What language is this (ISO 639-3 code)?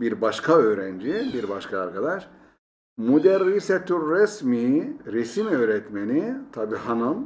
tur